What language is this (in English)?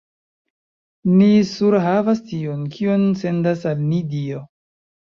Esperanto